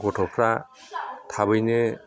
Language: Bodo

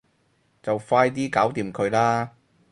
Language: Cantonese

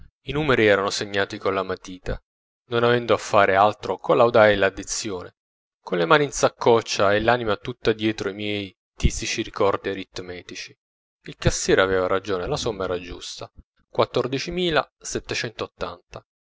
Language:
Italian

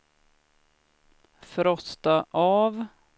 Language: Swedish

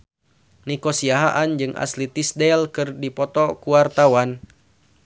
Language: Sundanese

